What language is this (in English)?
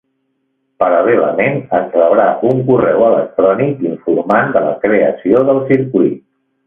Catalan